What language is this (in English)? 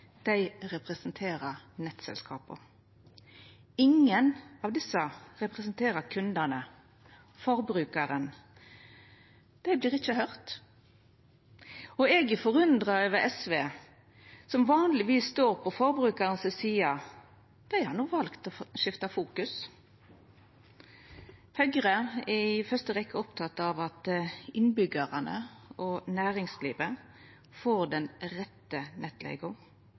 Norwegian Nynorsk